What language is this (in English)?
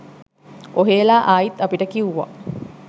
Sinhala